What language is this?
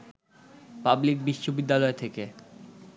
Bangla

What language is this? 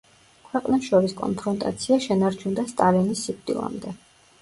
Georgian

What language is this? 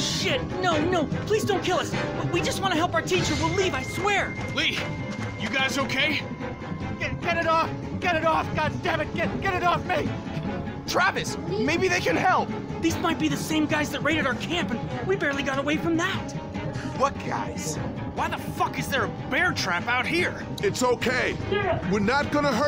English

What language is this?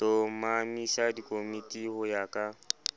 Southern Sotho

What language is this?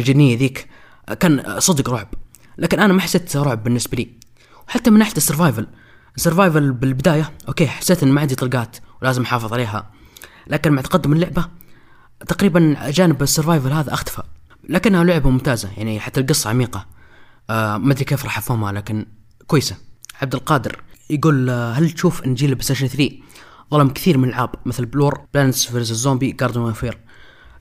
Arabic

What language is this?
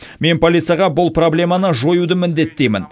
Kazakh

